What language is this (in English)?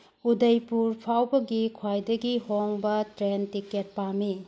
Manipuri